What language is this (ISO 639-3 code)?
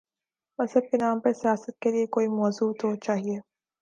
urd